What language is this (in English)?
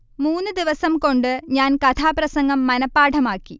Malayalam